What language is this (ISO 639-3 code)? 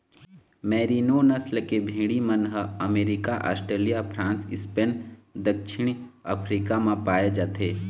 hne